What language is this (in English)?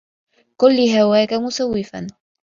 Arabic